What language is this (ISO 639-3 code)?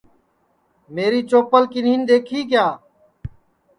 ssi